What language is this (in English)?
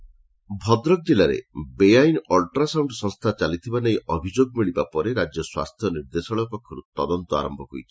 Odia